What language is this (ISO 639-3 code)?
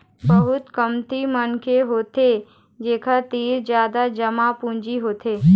hne